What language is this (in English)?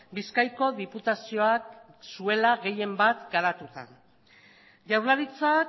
Basque